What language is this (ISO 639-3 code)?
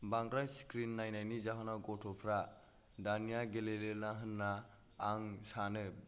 brx